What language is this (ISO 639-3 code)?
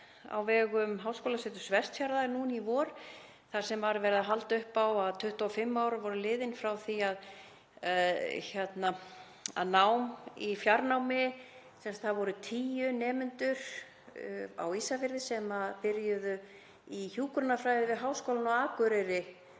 isl